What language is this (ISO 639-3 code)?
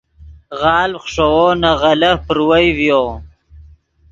ydg